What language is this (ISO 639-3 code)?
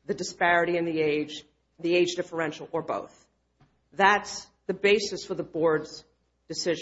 eng